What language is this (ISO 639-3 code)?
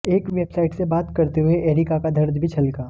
hin